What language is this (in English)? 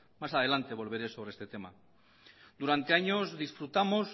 Spanish